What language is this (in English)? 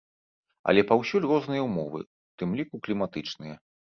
Belarusian